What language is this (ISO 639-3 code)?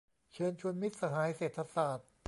tha